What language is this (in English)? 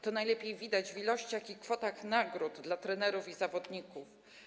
Polish